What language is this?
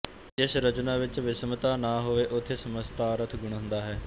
Punjabi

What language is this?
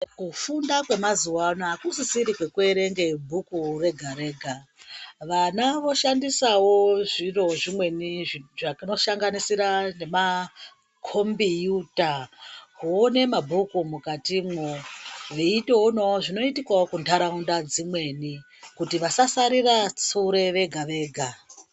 Ndau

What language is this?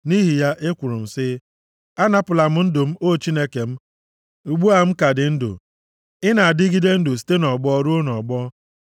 Igbo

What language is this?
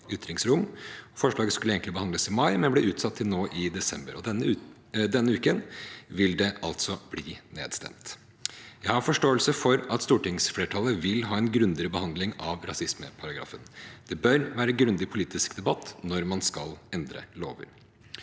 Norwegian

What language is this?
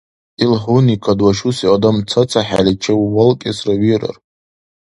Dargwa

